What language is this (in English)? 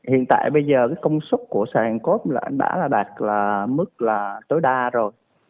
Vietnamese